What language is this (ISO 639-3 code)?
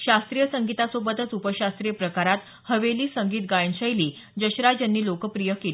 mar